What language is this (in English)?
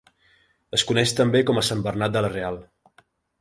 Catalan